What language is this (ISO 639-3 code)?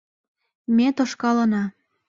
chm